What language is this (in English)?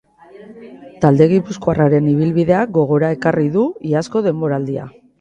Basque